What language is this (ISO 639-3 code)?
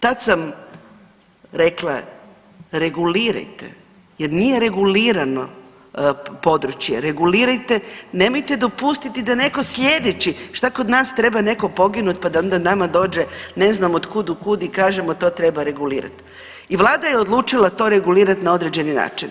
hrv